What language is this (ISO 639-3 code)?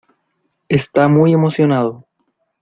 spa